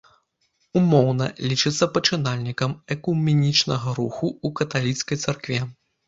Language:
Belarusian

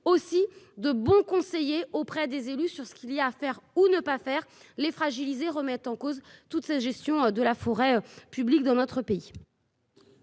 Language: French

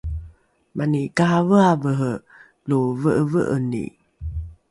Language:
Rukai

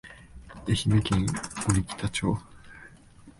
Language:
Japanese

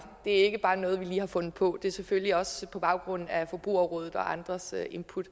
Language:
Danish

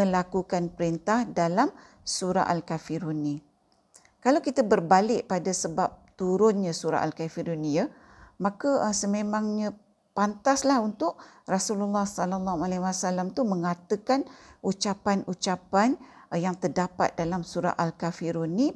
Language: Malay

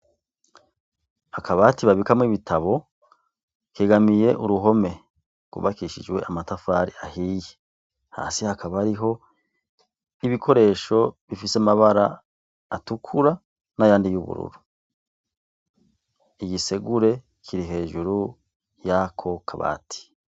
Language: Rundi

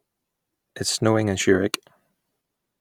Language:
English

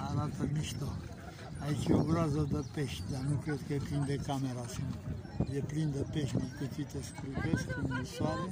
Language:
Romanian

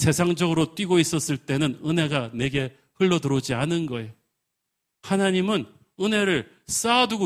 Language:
Korean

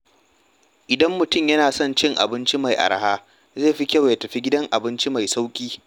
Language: Hausa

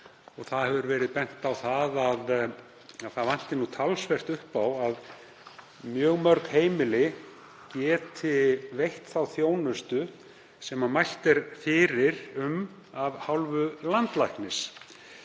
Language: Icelandic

